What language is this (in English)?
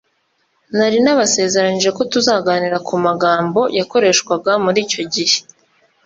Kinyarwanda